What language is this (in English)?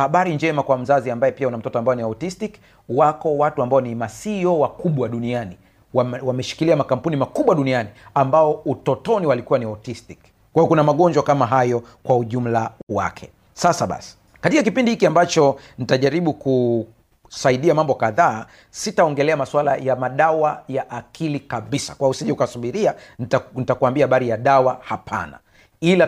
Swahili